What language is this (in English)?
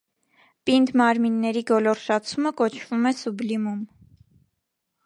Armenian